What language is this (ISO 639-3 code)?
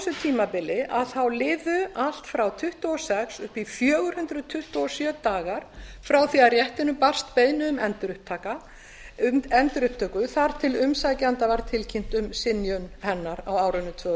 isl